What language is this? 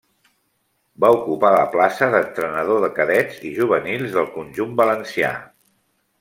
Catalan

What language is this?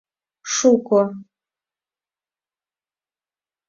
Mari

